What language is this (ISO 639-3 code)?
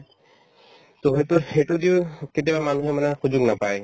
asm